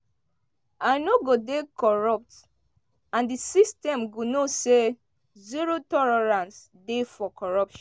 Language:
Nigerian Pidgin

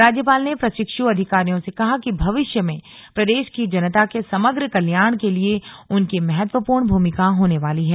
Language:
Hindi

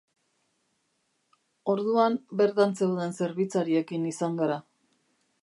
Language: Basque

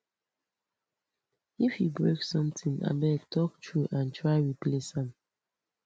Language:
Nigerian Pidgin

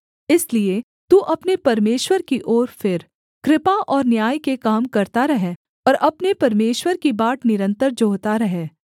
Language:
Hindi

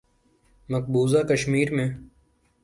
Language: Urdu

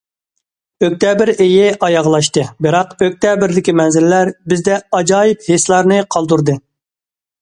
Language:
Uyghur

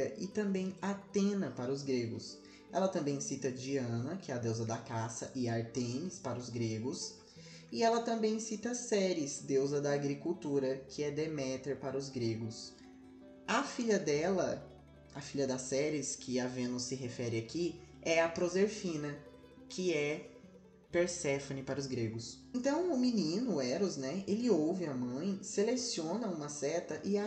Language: Portuguese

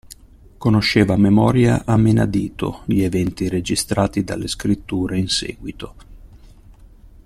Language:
Italian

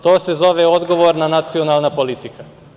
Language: Serbian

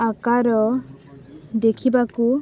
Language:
Odia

